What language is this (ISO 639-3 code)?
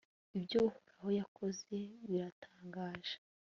kin